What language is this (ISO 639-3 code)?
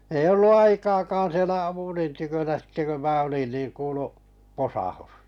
fin